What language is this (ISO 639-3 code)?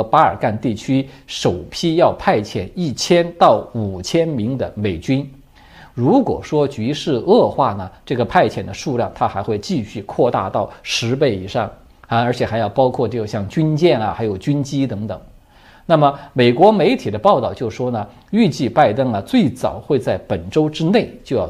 zho